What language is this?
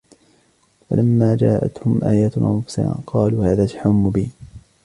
Arabic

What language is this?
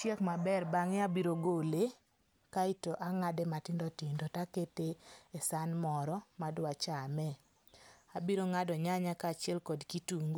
Luo (Kenya and Tanzania)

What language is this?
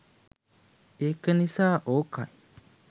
Sinhala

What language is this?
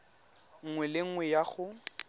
Tswana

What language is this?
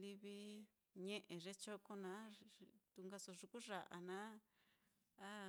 Mitlatongo Mixtec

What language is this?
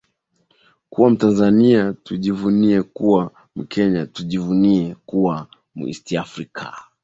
Swahili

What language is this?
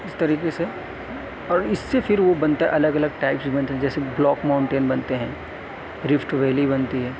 Urdu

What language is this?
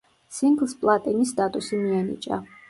Georgian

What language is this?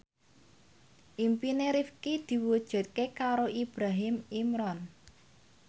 Javanese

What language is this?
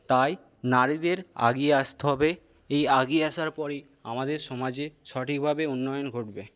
Bangla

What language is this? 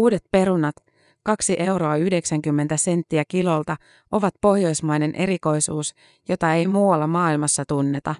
Finnish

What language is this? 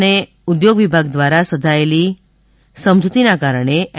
Gujarati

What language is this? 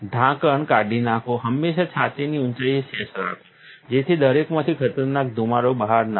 Gujarati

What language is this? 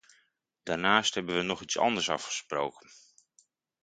Dutch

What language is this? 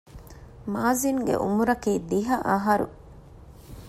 Divehi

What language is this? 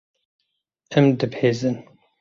Kurdish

